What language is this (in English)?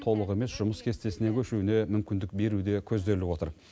Kazakh